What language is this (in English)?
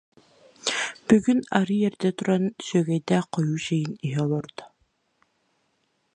Yakut